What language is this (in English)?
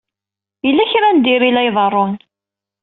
Kabyle